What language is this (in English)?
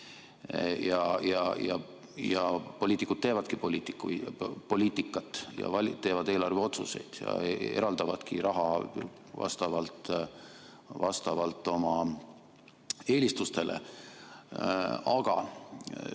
Estonian